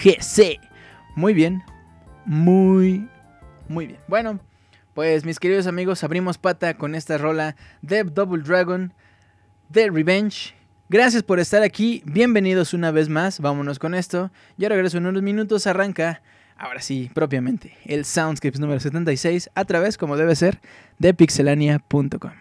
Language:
Spanish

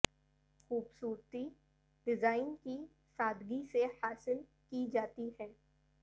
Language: Urdu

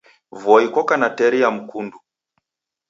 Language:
Taita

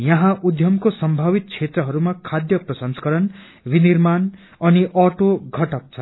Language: Nepali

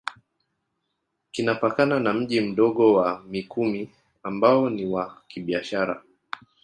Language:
Swahili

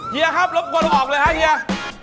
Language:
Thai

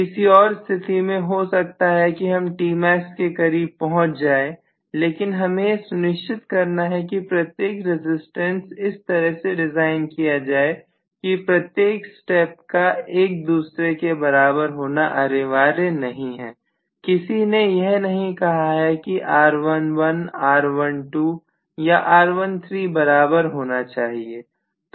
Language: Hindi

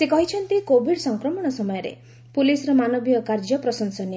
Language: Odia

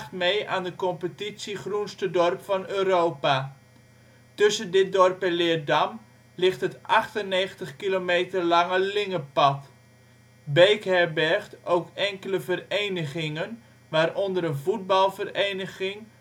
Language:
Dutch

